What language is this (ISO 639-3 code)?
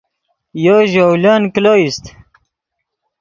ydg